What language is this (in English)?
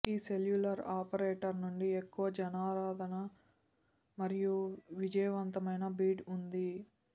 Telugu